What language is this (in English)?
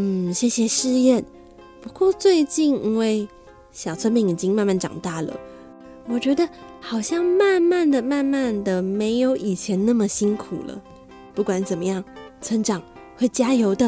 Chinese